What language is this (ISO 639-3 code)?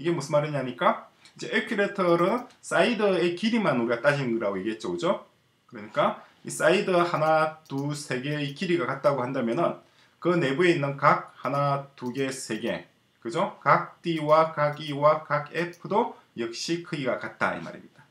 kor